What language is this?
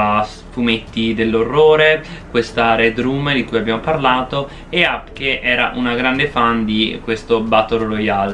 Italian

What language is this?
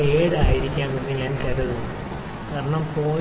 Malayalam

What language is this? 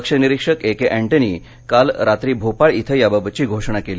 Marathi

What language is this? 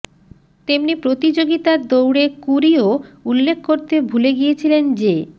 Bangla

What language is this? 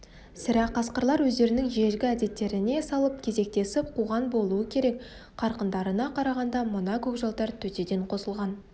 Kazakh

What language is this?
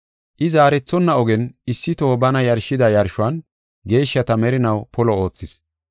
Gofa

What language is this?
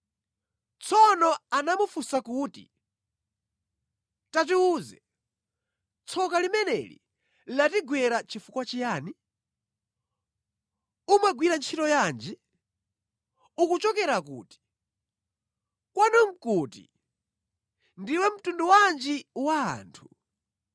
Nyanja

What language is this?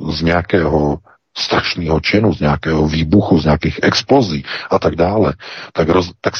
Czech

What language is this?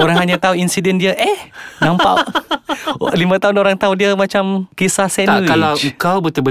Malay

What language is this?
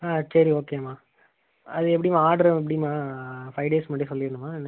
Tamil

